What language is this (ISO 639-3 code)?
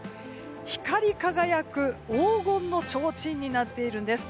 jpn